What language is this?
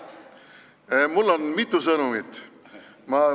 Estonian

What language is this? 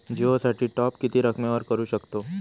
Marathi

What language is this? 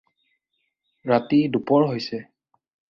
Assamese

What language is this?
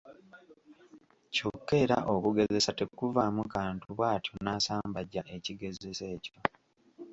Ganda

